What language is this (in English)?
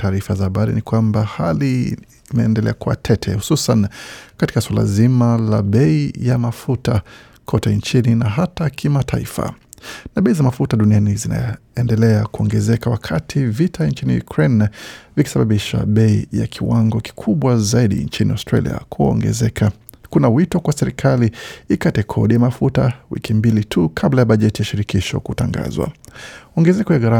Swahili